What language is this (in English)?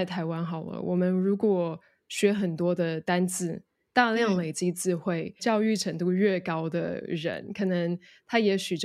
Chinese